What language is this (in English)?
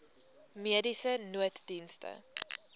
Afrikaans